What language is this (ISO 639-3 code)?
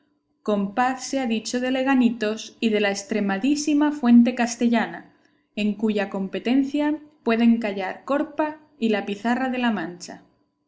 spa